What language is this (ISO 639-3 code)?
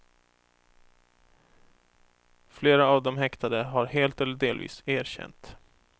swe